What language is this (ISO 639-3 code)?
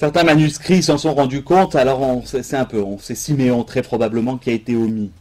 fra